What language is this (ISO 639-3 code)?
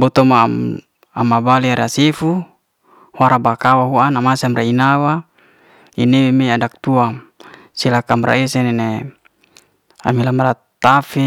ste